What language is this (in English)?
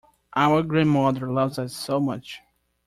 English